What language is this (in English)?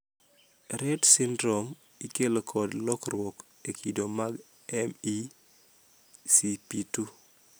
Luo (Kenya and Tanzania)